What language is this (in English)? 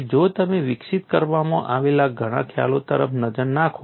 Gujarati